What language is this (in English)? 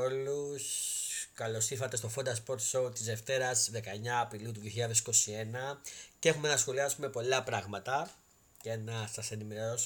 Greek